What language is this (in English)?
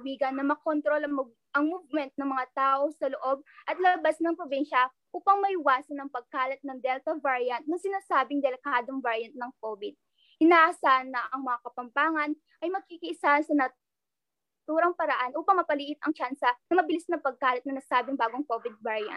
Filipino